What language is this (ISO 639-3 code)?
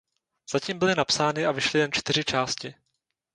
ces